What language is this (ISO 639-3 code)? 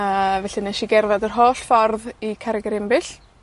cym